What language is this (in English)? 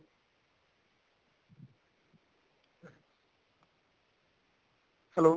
Punjabi